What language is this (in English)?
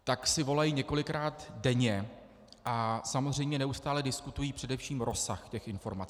Czech